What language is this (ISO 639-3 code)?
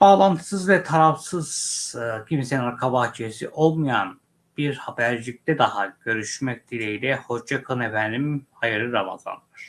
tur